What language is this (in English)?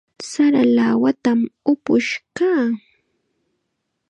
Chiquián Ancash Quechua